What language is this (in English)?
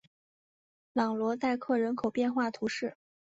Chinese